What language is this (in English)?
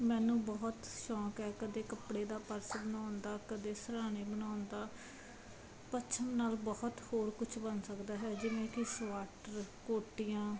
Punjabi